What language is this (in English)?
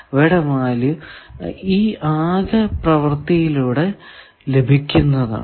Malayalam